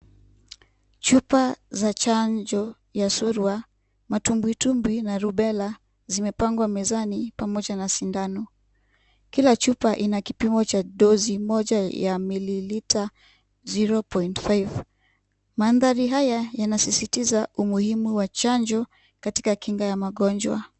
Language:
Swahili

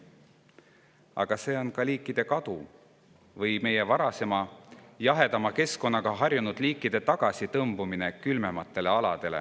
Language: Estonian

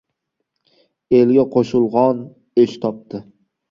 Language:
Uzbek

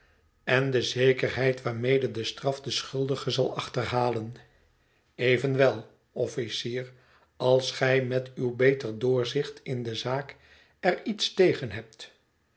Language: Dutch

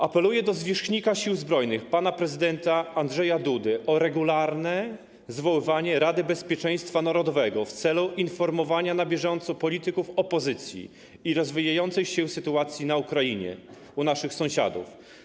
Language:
Polish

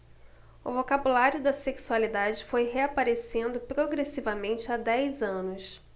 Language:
Portuguese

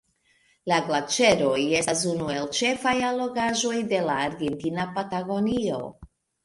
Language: Esperanto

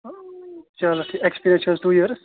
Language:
Kashmiri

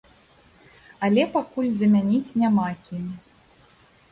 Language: Belarusian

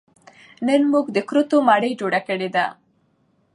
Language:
Pashto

